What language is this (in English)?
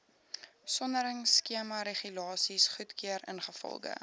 Afrikaans